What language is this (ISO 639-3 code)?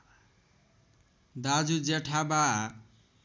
nep